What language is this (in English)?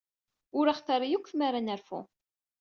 Kabyle